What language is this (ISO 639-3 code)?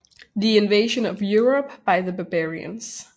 dan